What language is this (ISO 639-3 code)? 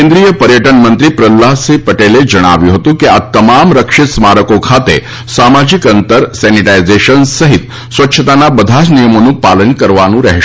guj